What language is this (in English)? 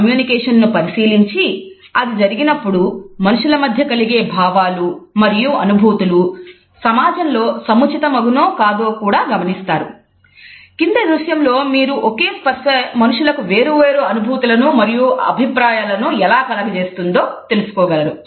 Telugu